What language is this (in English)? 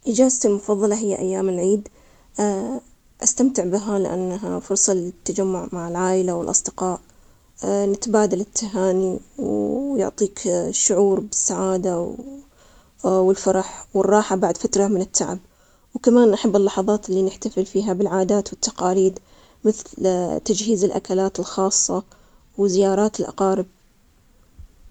Omani Arabic